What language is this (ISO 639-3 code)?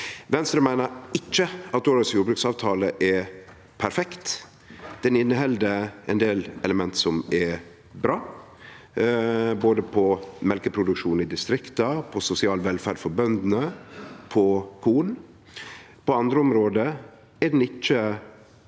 nor